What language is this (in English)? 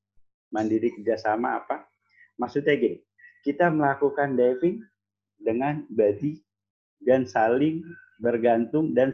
Indonesian